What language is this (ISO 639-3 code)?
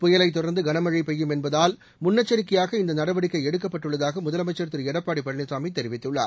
tam